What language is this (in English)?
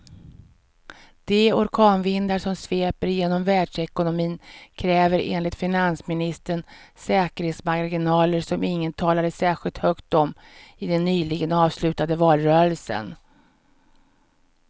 Swedish